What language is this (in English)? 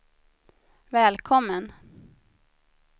Swedish